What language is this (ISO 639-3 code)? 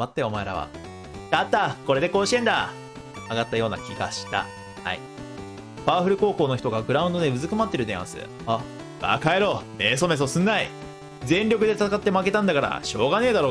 jpn